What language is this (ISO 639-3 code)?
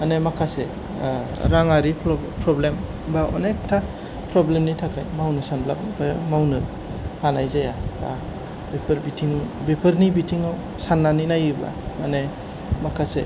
brx